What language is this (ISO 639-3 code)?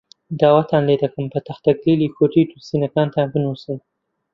ckb